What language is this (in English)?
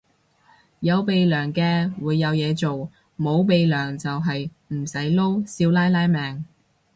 Cantonese